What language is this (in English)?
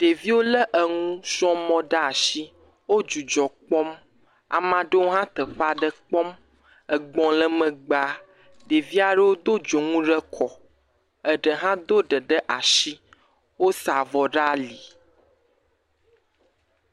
Ewe